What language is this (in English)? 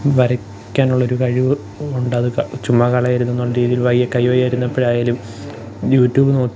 Malayalam